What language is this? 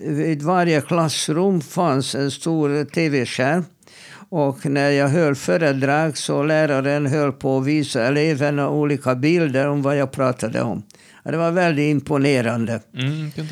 Swedish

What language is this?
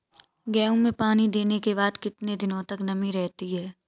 Hindi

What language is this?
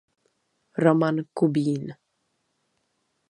Czech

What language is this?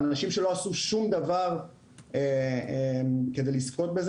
Hebrew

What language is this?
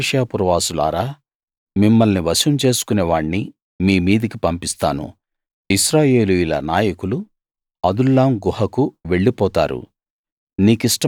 Telugu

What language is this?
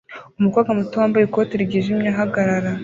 Kinyarwanda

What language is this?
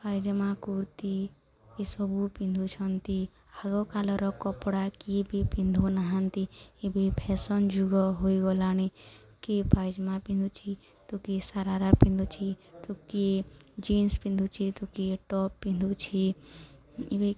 Odia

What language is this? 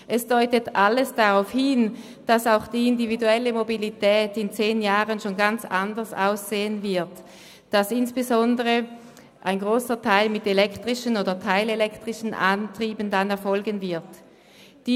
Swiss German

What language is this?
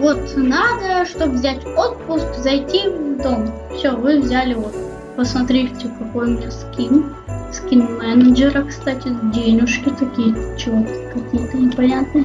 Russian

